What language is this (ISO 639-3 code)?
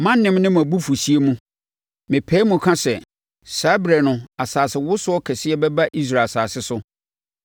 aka